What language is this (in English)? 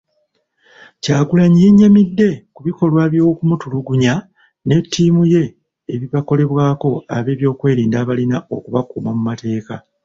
Ganda